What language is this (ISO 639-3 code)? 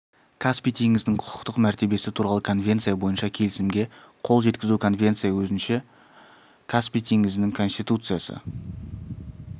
kaz